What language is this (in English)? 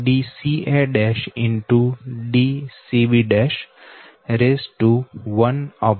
Gujarati